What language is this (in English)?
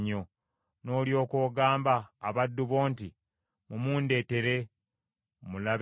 Ganda